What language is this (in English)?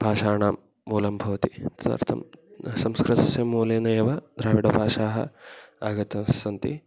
Sanskrit